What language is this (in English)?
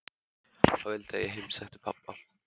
Icelandic